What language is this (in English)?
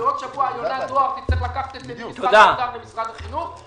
Hebrew